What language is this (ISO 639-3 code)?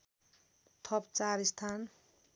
nep